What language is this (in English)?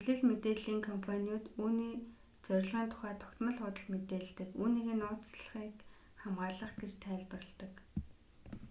Mongolian